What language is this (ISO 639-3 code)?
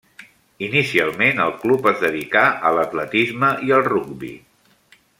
cat